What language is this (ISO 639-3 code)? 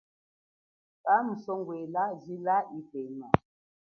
cjk